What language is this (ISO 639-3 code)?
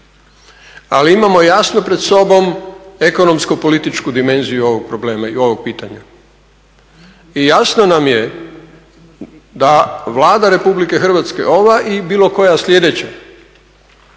hrv